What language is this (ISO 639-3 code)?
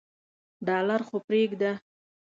pus